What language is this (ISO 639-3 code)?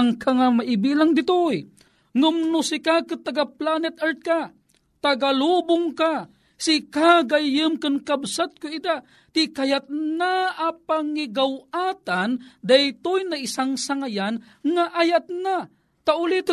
fil